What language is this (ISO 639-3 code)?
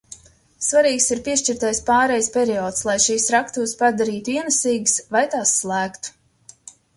lav